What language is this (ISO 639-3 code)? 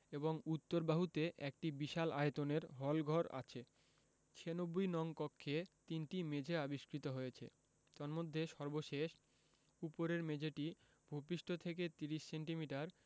ben